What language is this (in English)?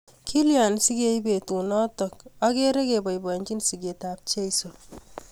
Kalenjin